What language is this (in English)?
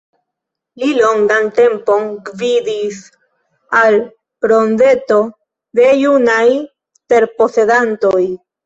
Esperanto